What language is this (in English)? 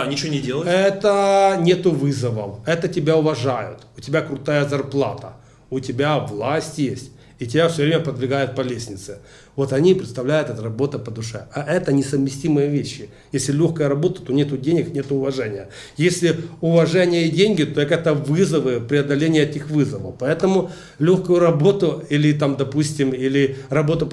Russian